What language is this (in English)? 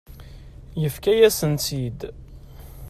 Kabyle